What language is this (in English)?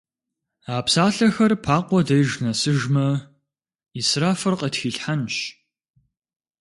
Kabardian